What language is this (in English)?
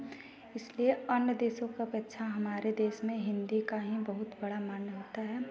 Hindi